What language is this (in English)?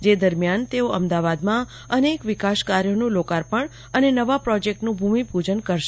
Gujarati